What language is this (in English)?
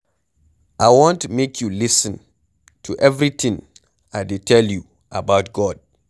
Nigerian Pidgin